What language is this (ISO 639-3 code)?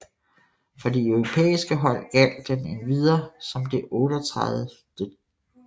dan